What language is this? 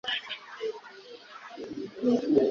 Kinyarwanda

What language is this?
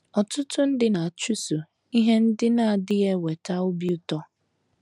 Igbo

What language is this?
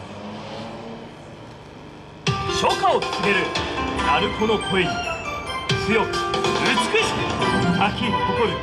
Japanese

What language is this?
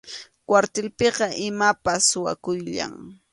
Arequipa-La Unión Quechua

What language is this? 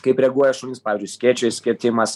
Lithuanian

